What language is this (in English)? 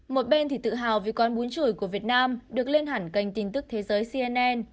Vietnamese